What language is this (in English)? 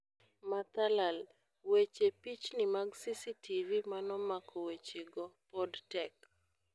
Luo (Kenya and Tanzania)